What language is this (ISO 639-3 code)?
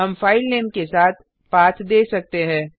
hin